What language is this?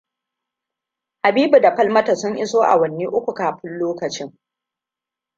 Hausa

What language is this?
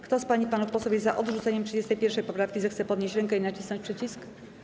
Polish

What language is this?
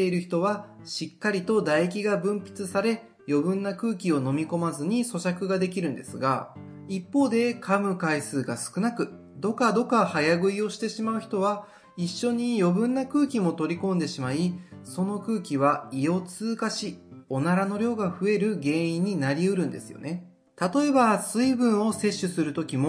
Japanese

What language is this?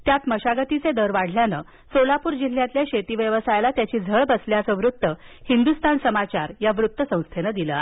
Marathi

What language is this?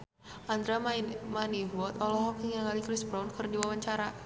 Sundanese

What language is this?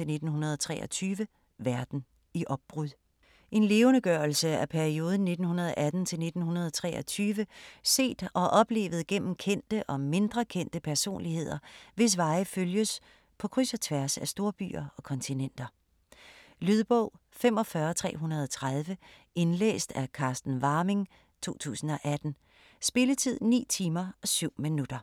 Danish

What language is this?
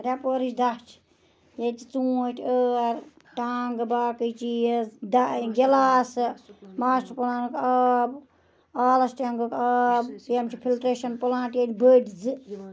Kashmiri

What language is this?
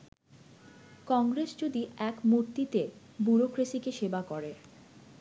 Bangla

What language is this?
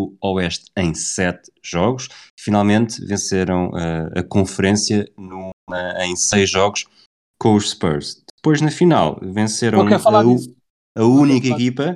Portuguese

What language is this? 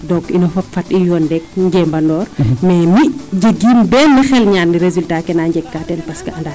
Serer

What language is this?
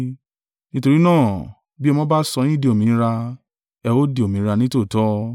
Yoruba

